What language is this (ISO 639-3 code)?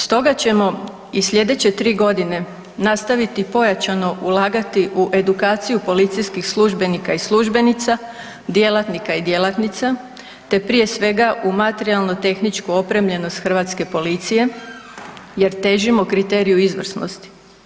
hrv